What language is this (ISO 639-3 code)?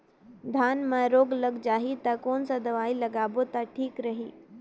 hne